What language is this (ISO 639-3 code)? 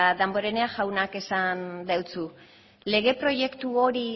eus